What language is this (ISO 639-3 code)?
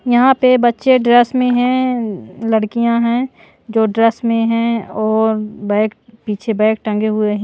hin